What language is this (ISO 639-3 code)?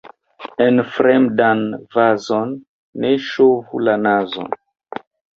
epo